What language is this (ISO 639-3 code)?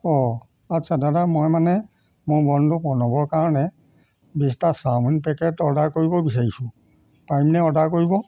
asm